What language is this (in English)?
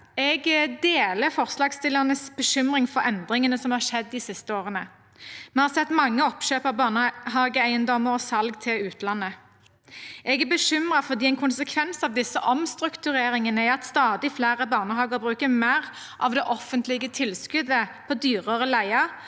Norwegian